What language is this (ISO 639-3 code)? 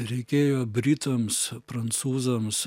lit